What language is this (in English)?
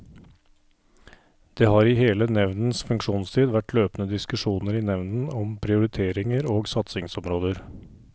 Norwegian